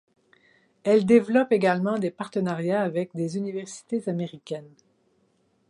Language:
French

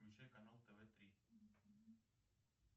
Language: Russian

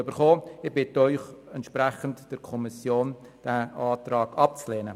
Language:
Swiss German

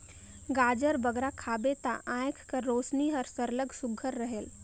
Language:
Chhattisgarhi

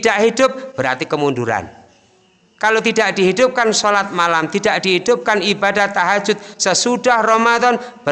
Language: Indonesian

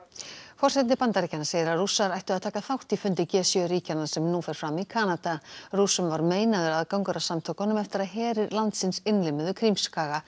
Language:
Icelandic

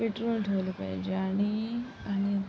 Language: Marathi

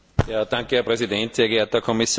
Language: German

